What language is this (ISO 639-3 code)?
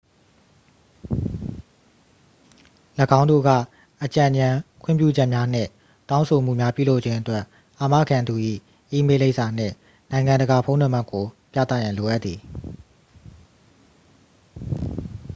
mya